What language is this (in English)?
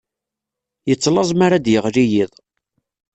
Kabyle